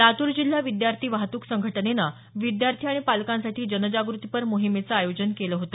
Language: Marathi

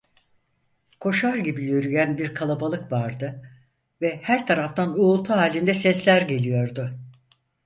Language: Turkish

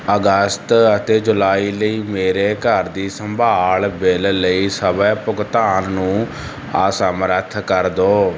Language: Punjabi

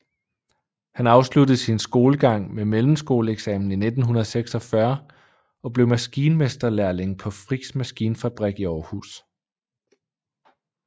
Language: Danish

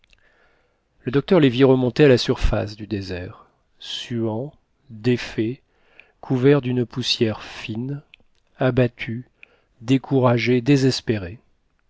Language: French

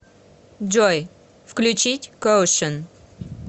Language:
Russian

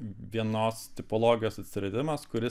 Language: Lithuanian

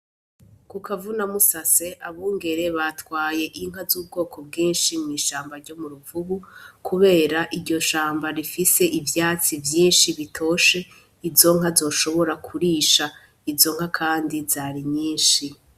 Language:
Rundi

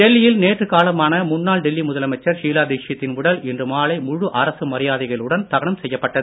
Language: Tamil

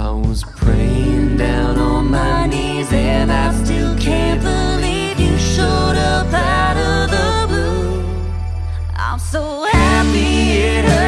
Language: English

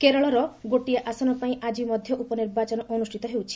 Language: Odia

